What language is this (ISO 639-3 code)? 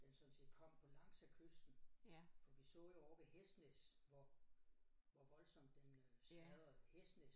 dan